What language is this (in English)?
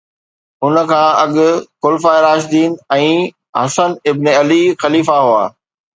Sindhi